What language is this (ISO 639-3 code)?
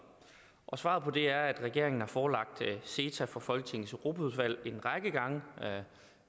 dan